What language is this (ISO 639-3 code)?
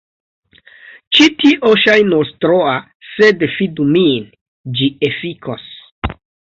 epo